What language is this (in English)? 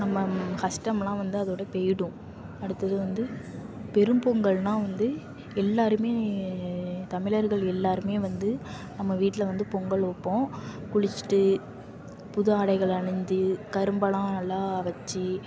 Tamil